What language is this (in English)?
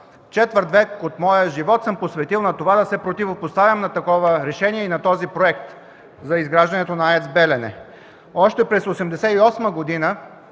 Bulgarian